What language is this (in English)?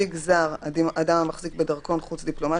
Hebrew